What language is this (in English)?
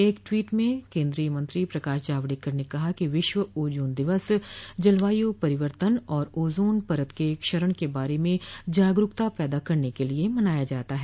Hindi